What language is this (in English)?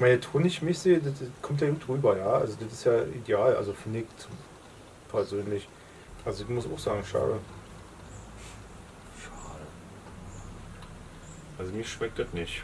German